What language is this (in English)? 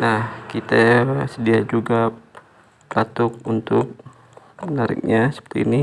Indonesian